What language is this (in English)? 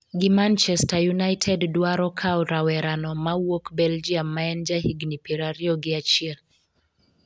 Luo (Kenya and Tanzania)